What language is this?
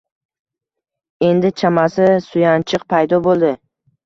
Uzbek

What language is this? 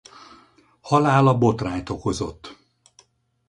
Hungarian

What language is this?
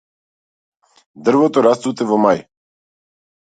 Macedonian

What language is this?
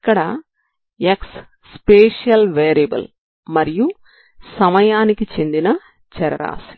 Telugu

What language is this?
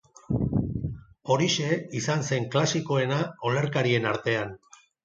Basque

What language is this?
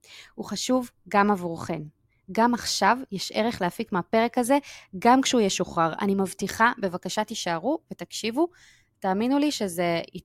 Hebrew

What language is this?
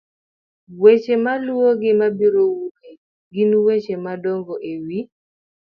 Luo (Kenya and Tanzania)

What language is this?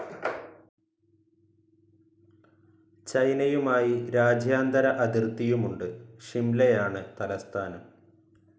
Malayalam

